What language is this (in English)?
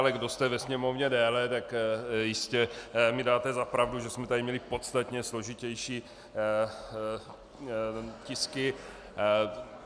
Czech